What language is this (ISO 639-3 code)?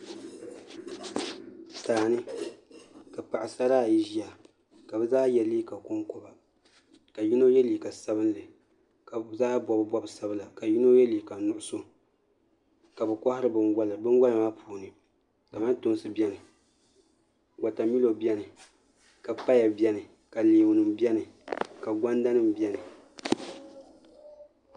dag